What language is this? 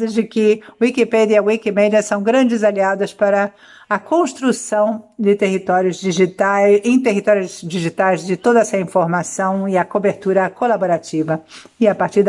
Portuguese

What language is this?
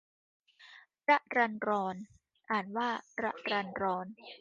Thai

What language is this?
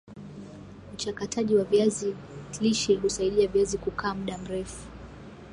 Swahili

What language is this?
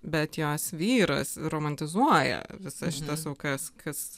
Lithuanian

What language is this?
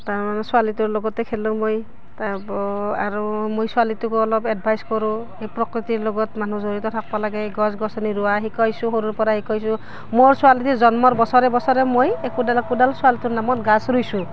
Assamese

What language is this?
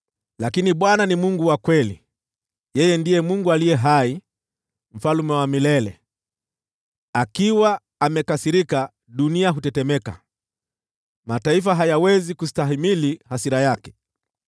Swahili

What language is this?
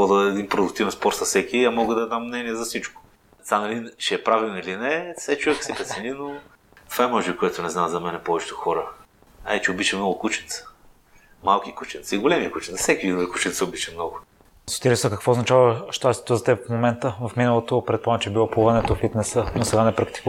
Bulgarian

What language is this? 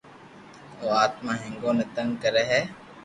Loarki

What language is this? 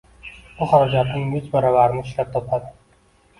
Uzbek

